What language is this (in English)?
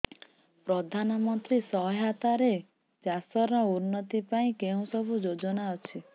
Odia